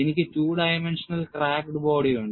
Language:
Malayalam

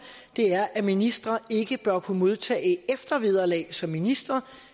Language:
Danish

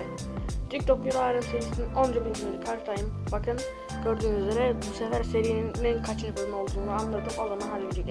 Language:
Turkish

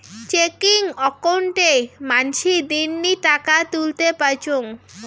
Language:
Bangla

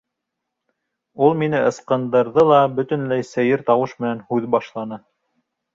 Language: Bashkir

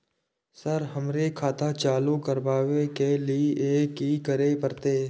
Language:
Maithili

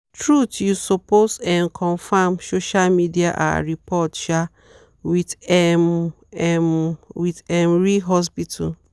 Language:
Nigerian Pidgin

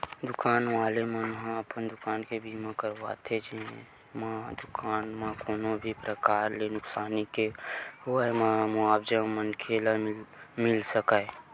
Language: Chhattisgarhi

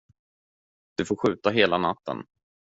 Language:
Swedish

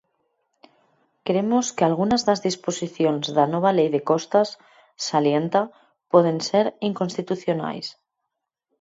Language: Galician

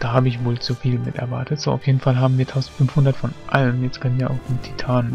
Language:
German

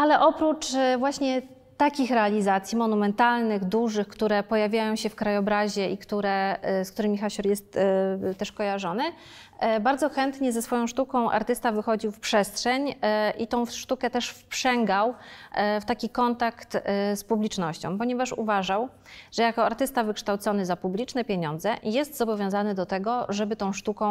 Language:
Polish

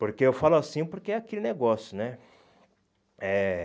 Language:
Portuguese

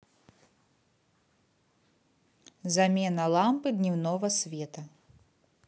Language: Russian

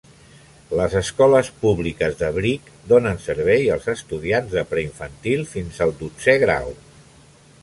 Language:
Catalan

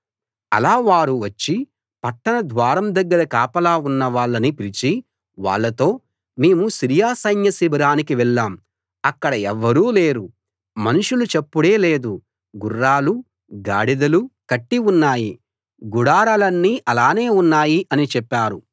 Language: Telugu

